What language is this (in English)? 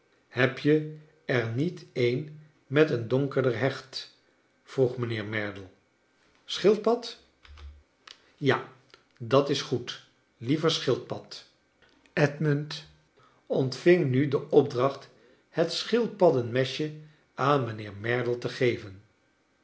Dutch